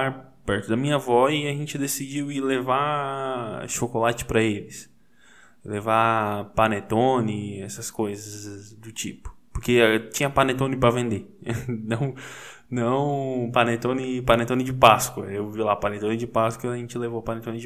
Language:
Portuguese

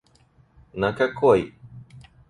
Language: Russian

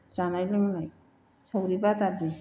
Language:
Bodo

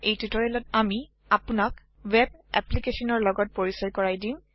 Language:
Assamese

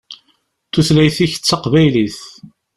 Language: Kabyle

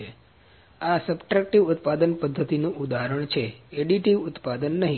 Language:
Gujarati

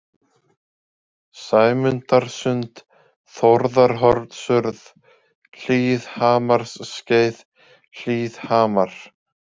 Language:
Icelandic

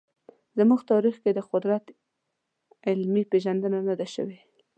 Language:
Pashto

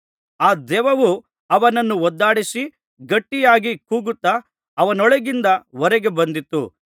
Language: Kannada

